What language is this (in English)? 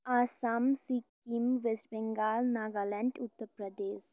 Nepali